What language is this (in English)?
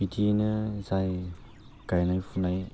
Bodo